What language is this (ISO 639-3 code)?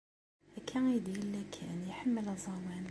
kab